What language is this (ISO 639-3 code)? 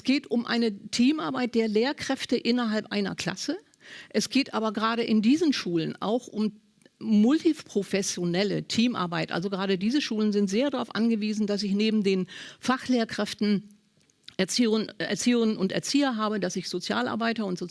deu